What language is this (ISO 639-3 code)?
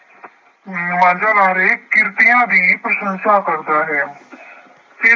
pan